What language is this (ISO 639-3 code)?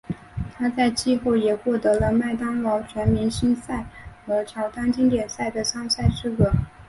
zho